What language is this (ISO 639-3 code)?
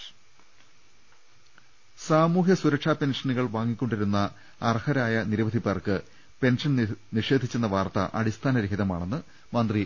mal